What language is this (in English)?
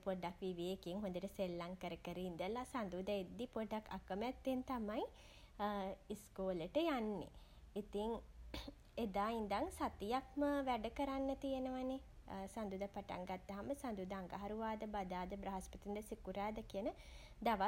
Sinhala